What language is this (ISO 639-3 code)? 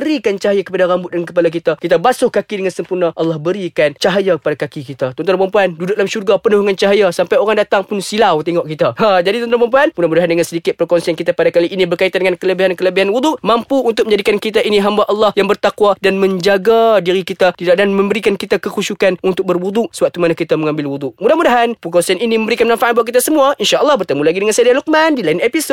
msa